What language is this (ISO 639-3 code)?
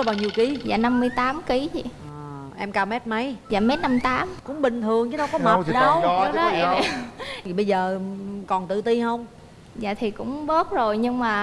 vie